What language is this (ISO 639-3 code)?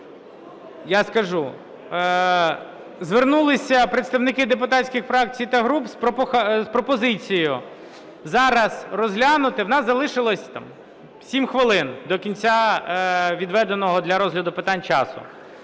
ukr